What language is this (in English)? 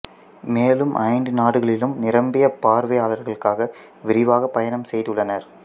Tamil